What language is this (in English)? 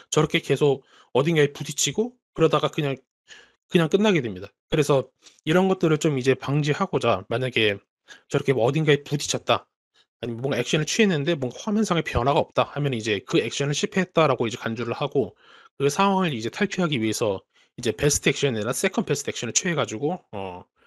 Korean